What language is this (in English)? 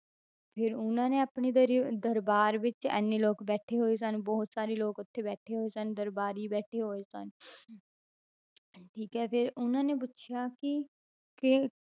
Punjabi